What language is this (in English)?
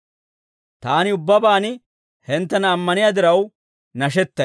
Dawro